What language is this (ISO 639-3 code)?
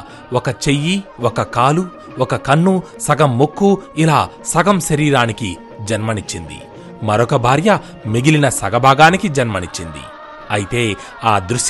tel